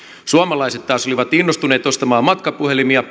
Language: Finnish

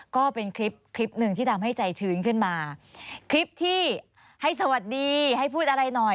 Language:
Thai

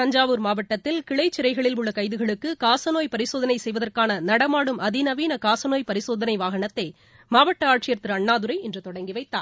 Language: Tamil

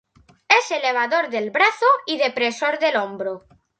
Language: Spanish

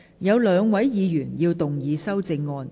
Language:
Cantonese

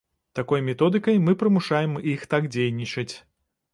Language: Belarusian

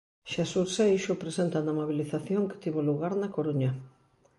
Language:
Galician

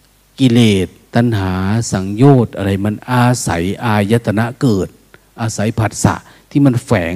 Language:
Thai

